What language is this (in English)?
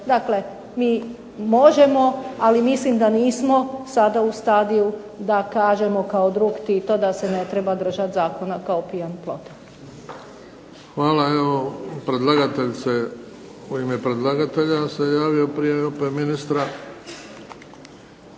Croatian